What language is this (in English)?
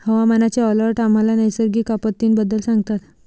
Marathi